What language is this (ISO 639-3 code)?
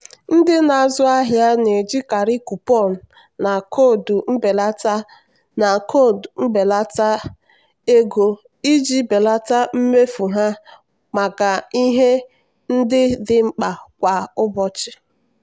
ibo